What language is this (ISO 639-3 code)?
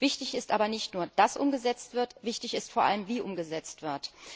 deu